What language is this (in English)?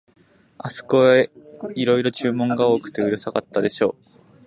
Japanese